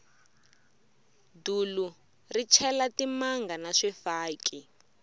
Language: Tsonga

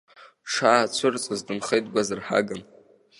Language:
Abkhazian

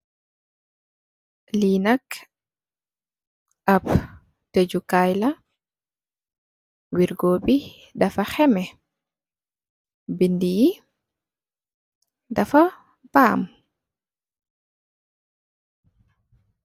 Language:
Wolof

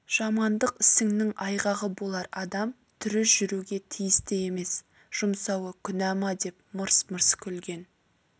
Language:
Kazakh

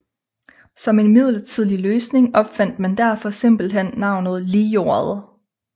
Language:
Danish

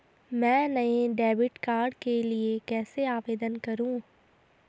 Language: Hindi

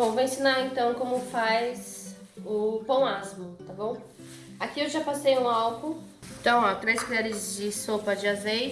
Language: Portuguese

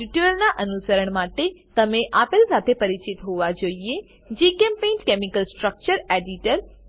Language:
Gujarati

